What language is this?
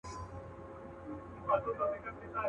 Pashto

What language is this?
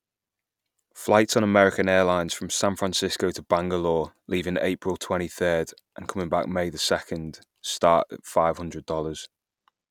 English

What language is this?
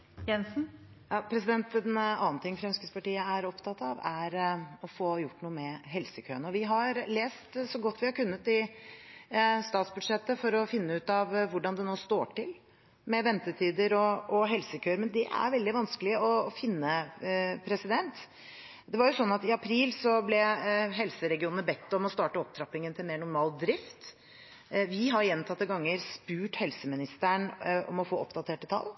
Norwegian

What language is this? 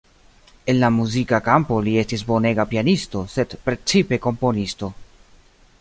Esperanto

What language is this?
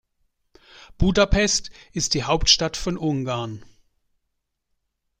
German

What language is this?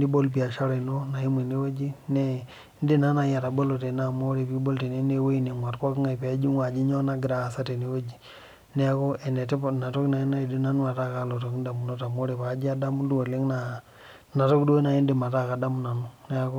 Masai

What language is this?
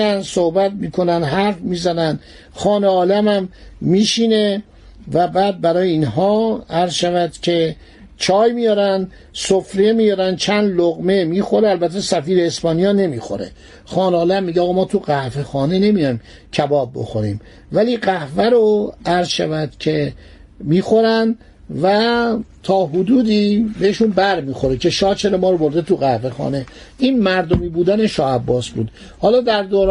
Persian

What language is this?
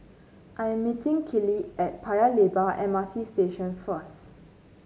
English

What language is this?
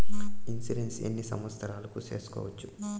Telugu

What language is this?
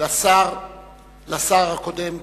Hebrew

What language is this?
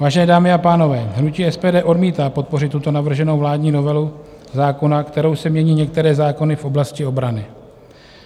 Czech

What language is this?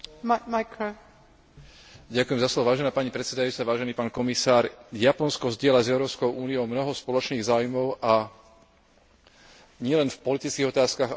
Slovak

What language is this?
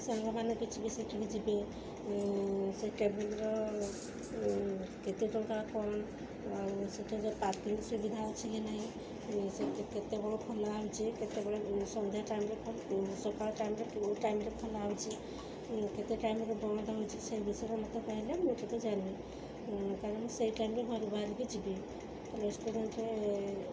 Odia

